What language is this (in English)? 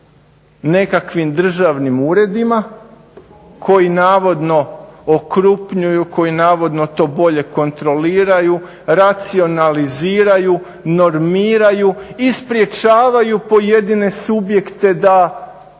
Croatian